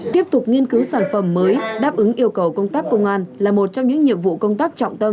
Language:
Vietnamese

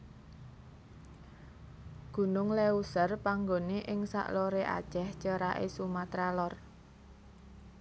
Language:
Javanese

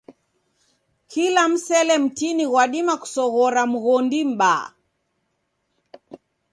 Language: Taita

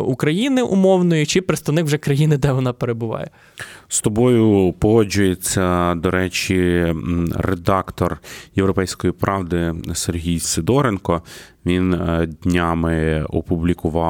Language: Ukrainian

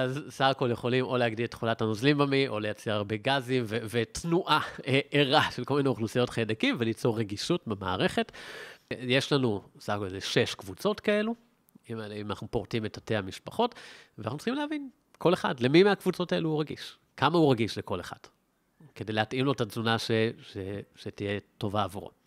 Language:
Hebrew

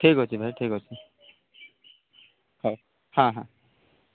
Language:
Odia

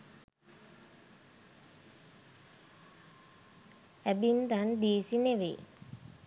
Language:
Sinhala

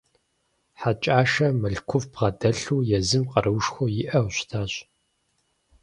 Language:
Kabardian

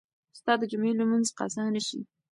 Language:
Pashto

